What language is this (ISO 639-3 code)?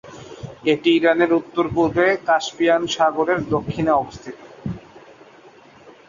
ben